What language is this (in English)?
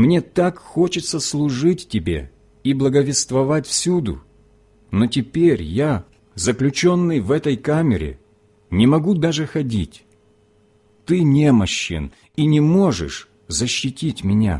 Russian